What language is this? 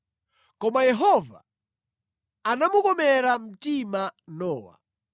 Nyanja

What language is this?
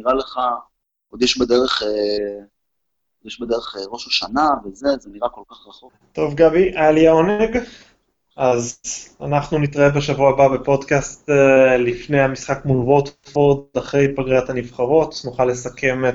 Hebrew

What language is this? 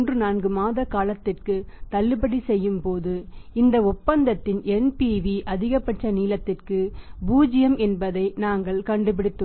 Tamil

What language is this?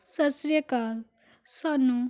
Punjabi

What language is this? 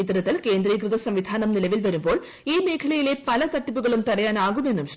Malayalam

